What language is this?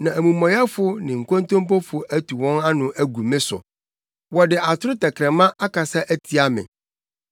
Akan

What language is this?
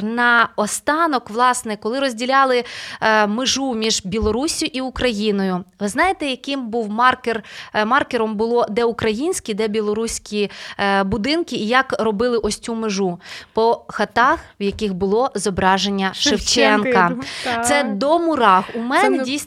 Ukrainian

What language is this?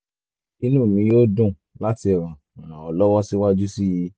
Yoruba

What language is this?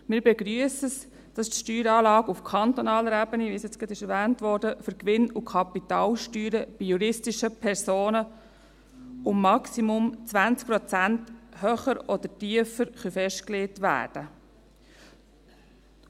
Swiss German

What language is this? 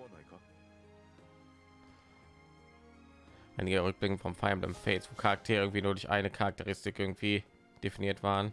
German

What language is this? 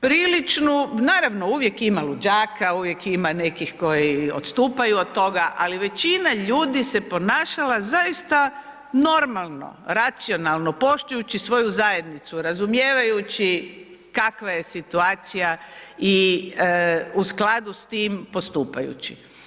Croatian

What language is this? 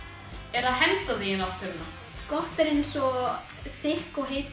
Icelandic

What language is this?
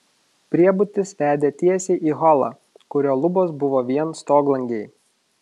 Lithuanian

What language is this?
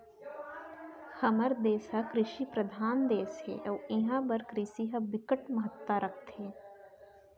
Chhattisgarhi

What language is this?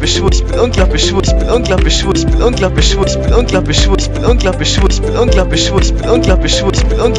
German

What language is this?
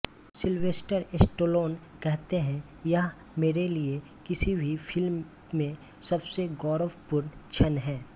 Hindi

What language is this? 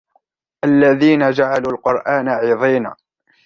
Arabic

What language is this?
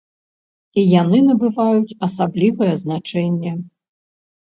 Belarusian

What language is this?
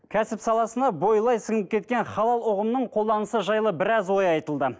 Kazakh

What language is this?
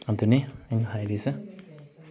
Manipuri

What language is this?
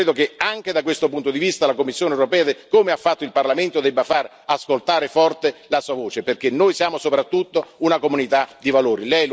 Italian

